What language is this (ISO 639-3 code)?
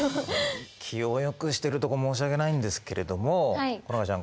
jpn